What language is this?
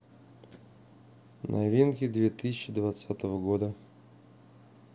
Russian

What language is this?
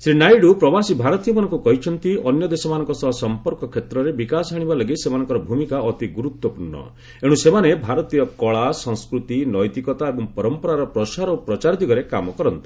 Odia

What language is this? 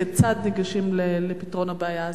Hebrew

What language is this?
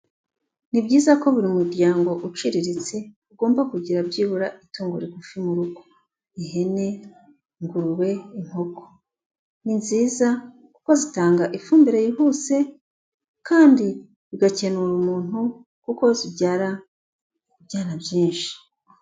Kinyarwanda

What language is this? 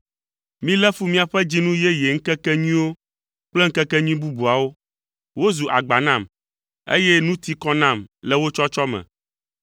Ewe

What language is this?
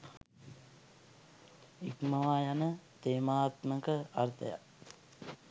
Sinhala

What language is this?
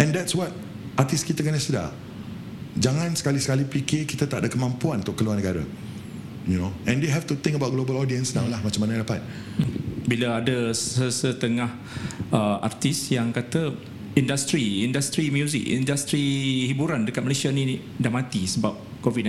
Malay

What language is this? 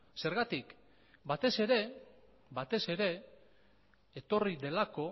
Basque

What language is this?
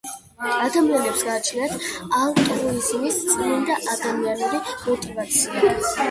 Georgian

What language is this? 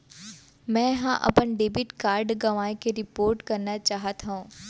Chhattisgarhi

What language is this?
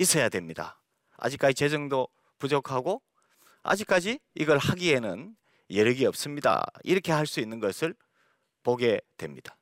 Korean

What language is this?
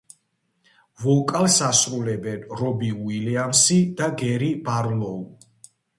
Georgian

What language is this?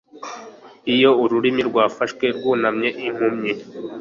Kinyarwanda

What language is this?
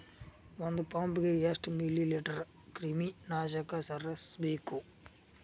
Kannada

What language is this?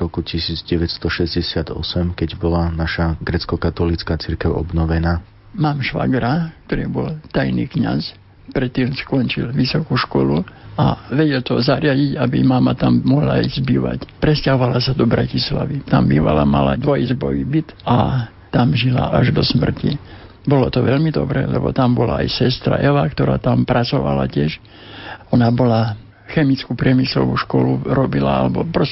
Slovak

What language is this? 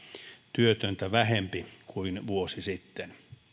Finnish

